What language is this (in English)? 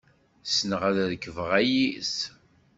Kabyle